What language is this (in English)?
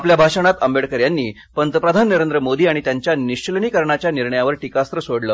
Marathi